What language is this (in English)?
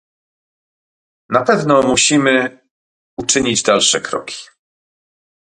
Polish